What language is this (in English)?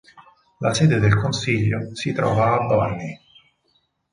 Italian